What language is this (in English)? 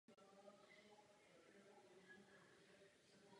Czech